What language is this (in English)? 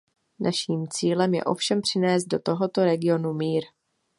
Czech